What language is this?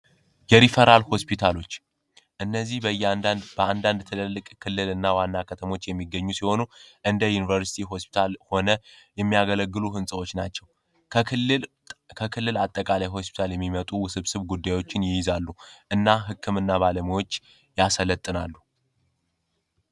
Amharic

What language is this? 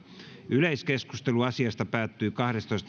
Finnish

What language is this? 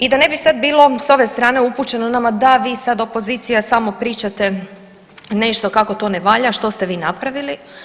Croatian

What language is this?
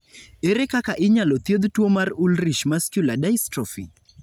Luo (Kenya and Tanzania)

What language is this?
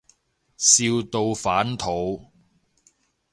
Cantonese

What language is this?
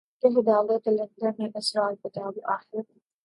Urdu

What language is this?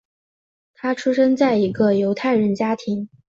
Chinese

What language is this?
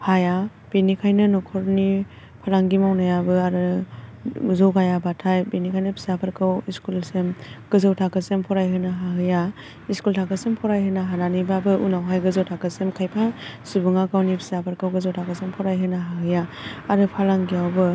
Bodo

